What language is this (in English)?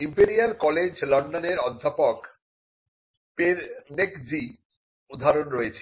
Bangla